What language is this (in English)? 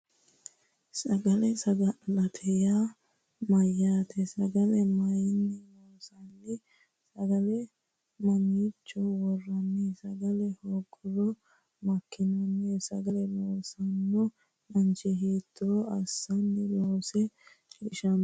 Sidamo